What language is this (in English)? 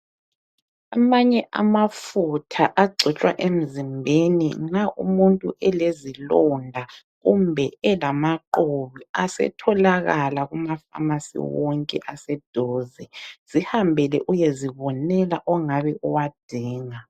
North Ndebele